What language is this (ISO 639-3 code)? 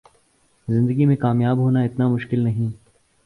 urd